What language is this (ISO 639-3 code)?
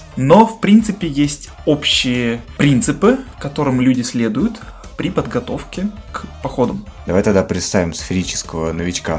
rus